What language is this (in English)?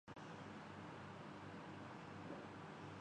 Urdu